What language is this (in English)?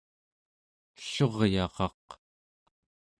Central Yupik